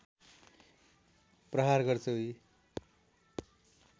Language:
Nepali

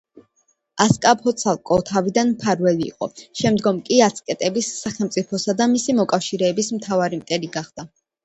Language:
Georgian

